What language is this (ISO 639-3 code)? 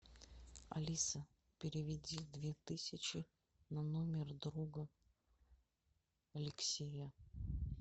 rus